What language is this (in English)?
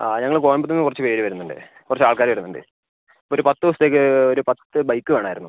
Malayalam